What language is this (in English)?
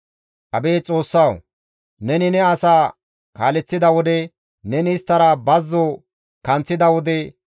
Gamo